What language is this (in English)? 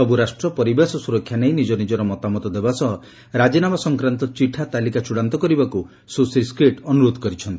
Odia